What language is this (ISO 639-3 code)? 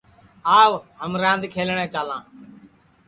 ssi